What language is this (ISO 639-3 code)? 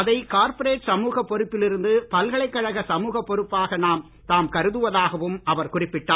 tam